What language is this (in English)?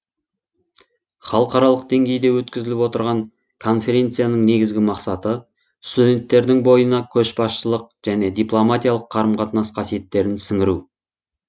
Kazakh